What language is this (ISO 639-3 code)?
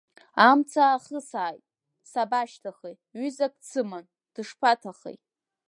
abk